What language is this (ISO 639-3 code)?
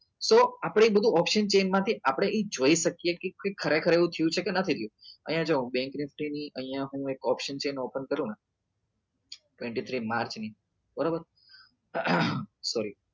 guj